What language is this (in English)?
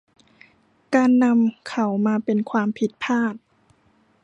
Thai